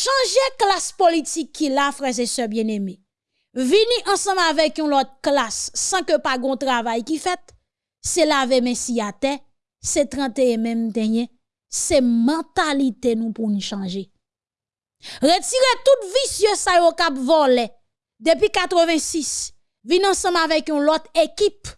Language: French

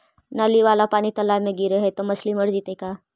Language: Magahi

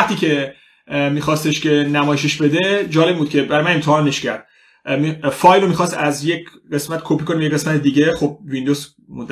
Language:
Persian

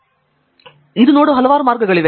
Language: Kannada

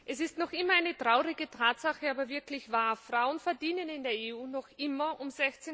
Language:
German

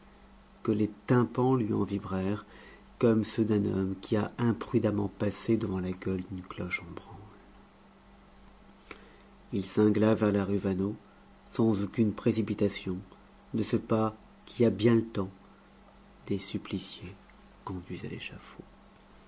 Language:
French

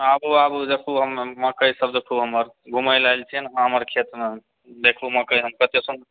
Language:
Maithili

